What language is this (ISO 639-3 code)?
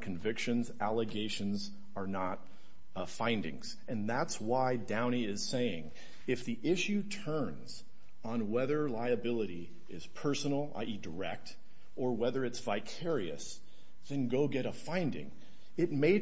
eng